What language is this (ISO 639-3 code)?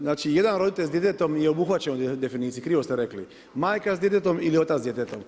hrv